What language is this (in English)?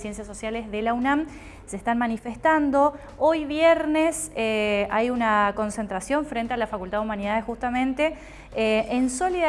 Spanish